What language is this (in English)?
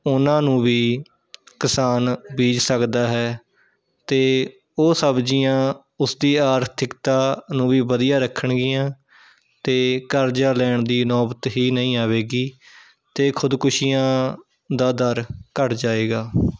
Punjabi